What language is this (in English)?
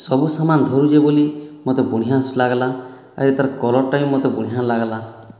Odia